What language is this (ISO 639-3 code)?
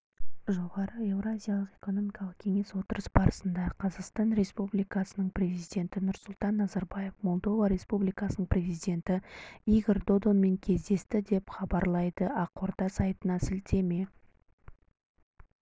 kaz